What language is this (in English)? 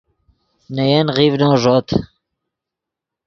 Yidgha